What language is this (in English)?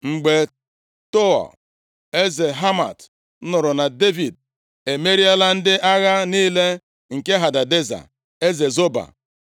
Igbo